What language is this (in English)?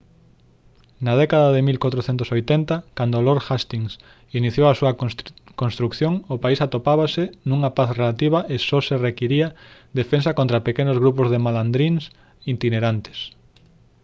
Galician